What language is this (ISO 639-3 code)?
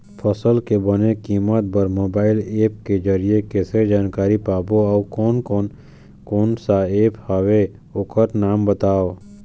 hne